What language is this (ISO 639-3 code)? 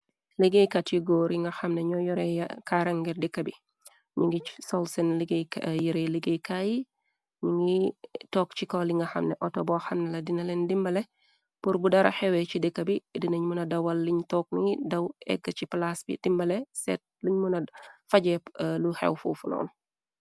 wol